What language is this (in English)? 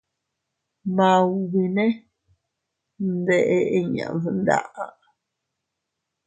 Teutila Cuicatec